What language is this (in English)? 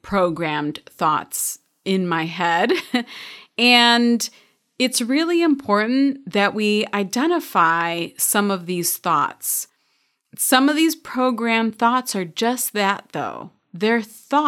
English